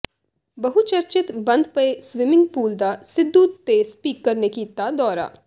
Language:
Punjabi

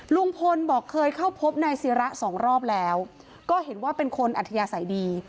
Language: Thai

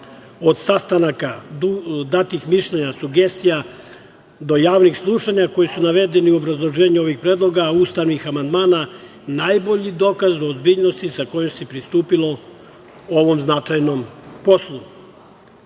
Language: Serbian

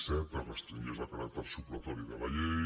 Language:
Catalan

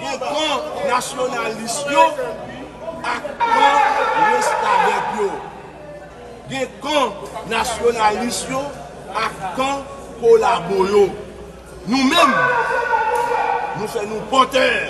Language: French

